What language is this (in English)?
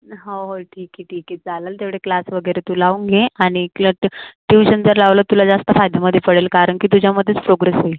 Marathi